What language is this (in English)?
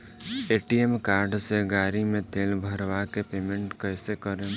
Bhojpuri